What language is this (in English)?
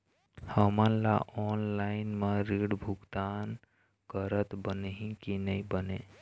Chhattisgarhi